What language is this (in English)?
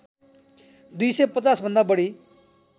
Nepali